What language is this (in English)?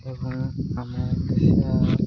Odia